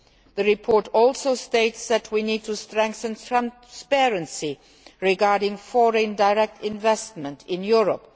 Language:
English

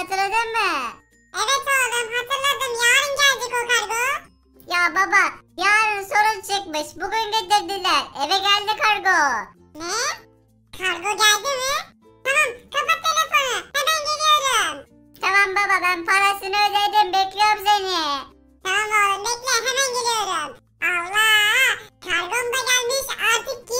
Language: Turkish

